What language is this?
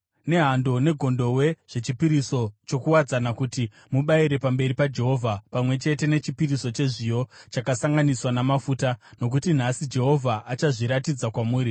Shona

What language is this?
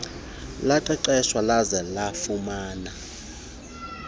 Xhosa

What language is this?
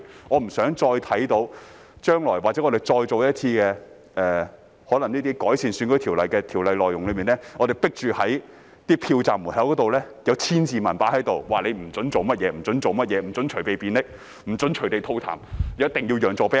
Cantonese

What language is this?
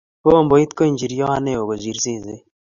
Kalenjin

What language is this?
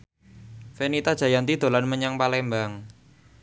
Javanese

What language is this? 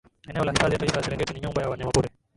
Swahili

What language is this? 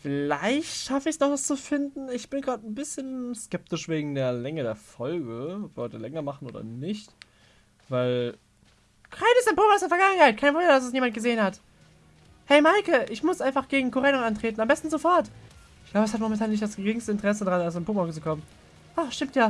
German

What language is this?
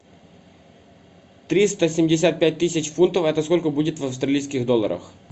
Russian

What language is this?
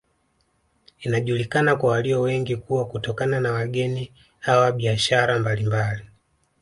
Swahili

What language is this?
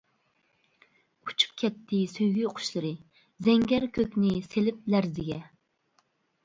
Uyghur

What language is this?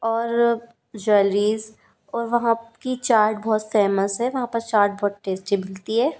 Hindi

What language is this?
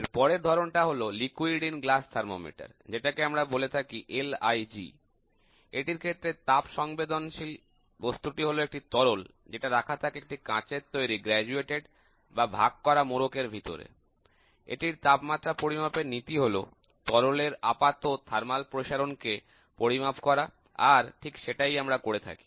Bangla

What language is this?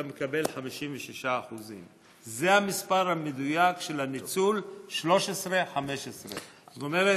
Hebrew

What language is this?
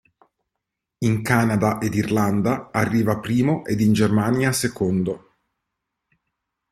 Italian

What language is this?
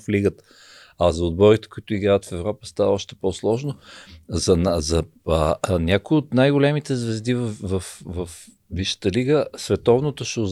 Bulgarian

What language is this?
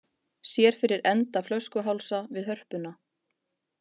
Icelandic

